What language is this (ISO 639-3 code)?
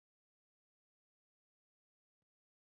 tha